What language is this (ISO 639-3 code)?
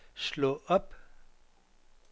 dan